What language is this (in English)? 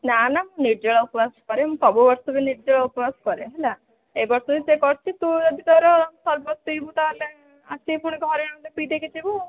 Odia